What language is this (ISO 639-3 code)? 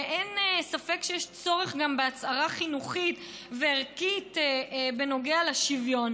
heb